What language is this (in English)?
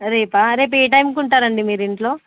Telugu